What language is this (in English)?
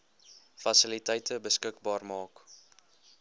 Afrikaans